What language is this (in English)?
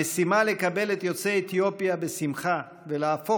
Hebrew